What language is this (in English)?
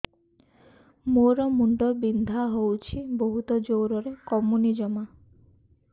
Odia